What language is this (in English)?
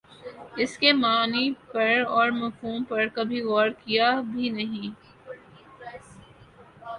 Urdu